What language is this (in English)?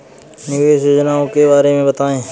Hindi